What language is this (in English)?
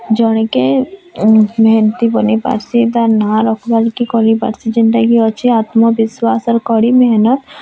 Odia